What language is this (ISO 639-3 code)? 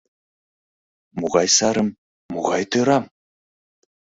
chm